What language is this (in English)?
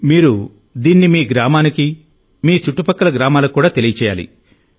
Telugu